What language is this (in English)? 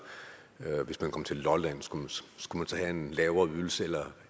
Danish